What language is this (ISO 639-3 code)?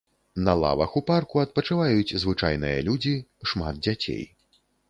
bel